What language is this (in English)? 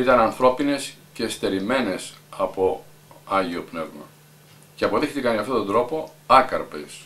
Greek